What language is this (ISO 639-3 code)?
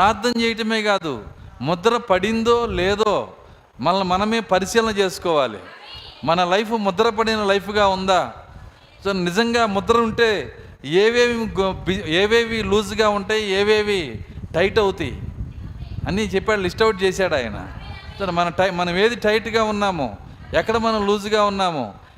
tel